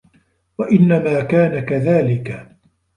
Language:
Arabic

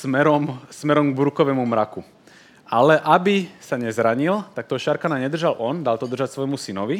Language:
Slovak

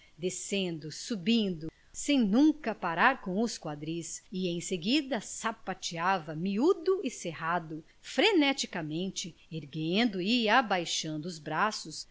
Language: Portuguese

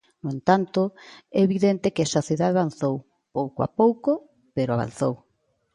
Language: Galician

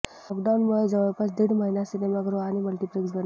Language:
Marathi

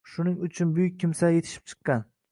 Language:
Uzbek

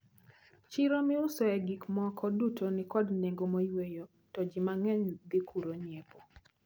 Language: Luo (Kenya and Tanzania)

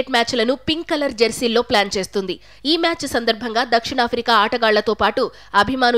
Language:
Telugu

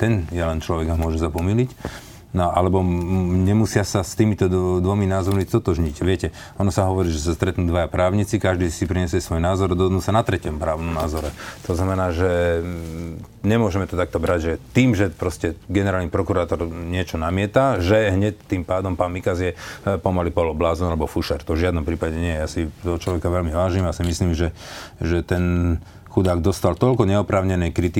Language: Slovak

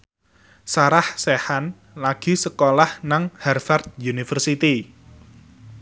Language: Javanese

